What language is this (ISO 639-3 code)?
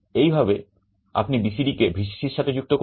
ben